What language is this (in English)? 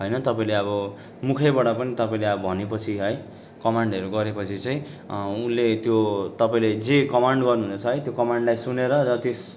Nepali